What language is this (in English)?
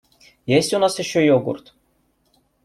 Russian